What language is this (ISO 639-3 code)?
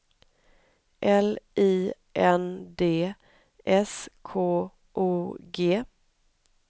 swe